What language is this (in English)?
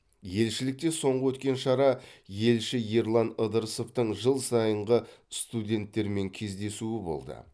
Kazakh